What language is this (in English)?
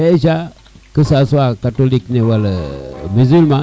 Serer